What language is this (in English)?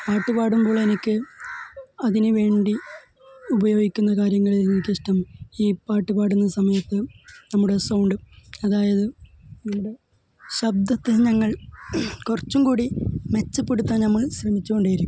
Malayalam